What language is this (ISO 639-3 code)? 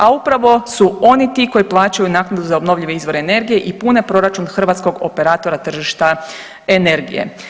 hrv